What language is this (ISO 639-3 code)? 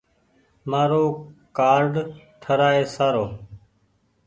gig